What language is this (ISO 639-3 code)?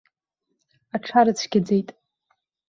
abk